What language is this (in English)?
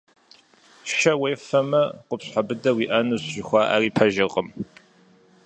Kabardian